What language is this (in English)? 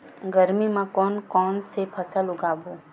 Chhattisgarhi